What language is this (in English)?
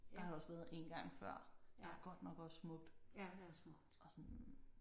Danish